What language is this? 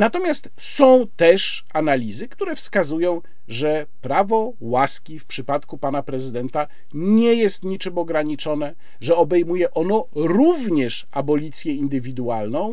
Polish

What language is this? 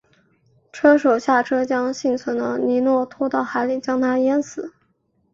Chinese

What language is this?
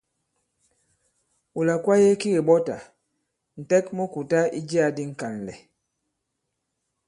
Bankon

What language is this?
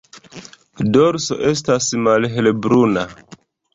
Esperanto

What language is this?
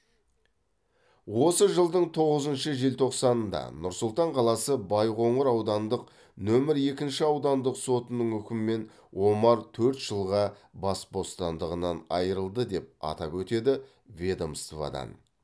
Kazakh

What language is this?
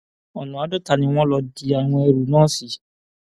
Yoruba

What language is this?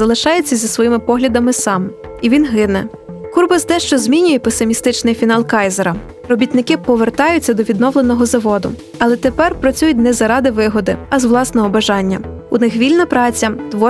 Ukrainian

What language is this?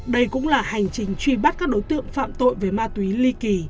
Vietnamese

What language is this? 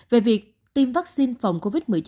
Vietnamese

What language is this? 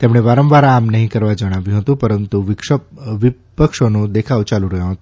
Gujarati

